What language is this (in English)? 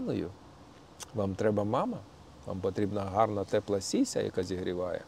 Ukrainian